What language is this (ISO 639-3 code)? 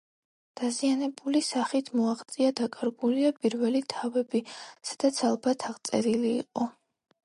kat